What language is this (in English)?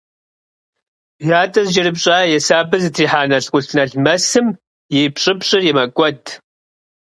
Kabardian